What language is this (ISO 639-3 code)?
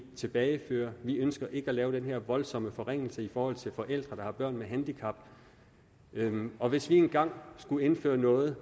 dan